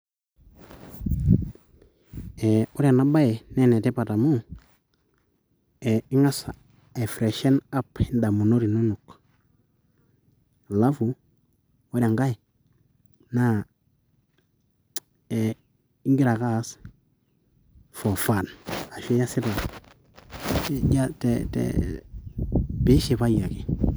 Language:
Masai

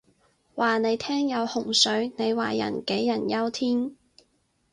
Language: Cantonese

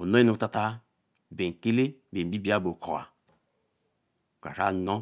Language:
Eleme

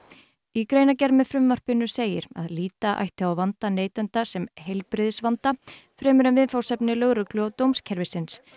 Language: Icelandic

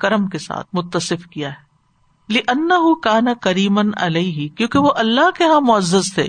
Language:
Urdu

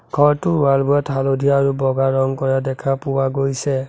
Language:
Assamese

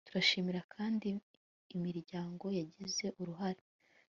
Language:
Kinyarwanda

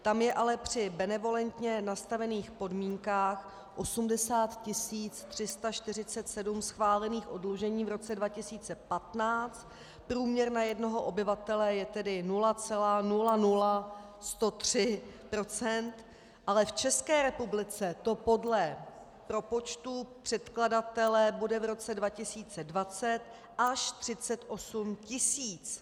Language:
Czech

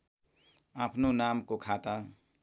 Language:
Nepali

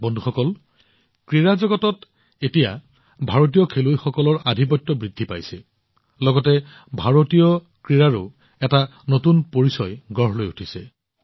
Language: Assamese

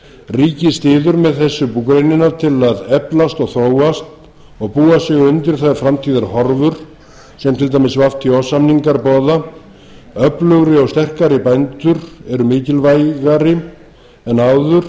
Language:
Icelandic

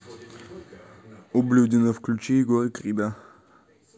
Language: Russian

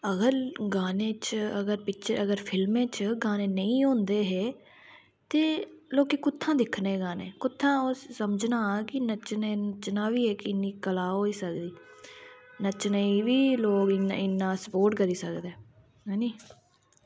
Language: Dogri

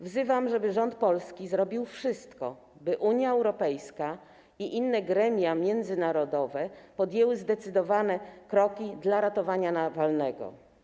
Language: Polish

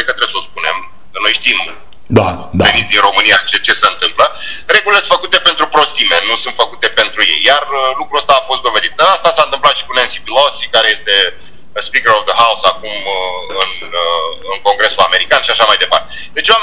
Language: Romanian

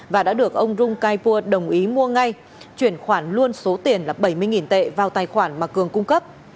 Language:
Vietnamese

